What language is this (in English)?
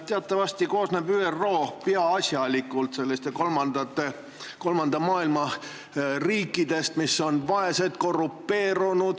Estonian